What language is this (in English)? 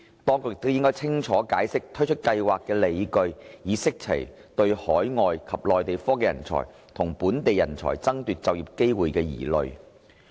Cantonese